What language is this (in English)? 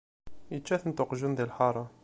Kabyle